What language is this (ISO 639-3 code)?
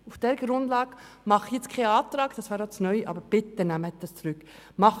gsw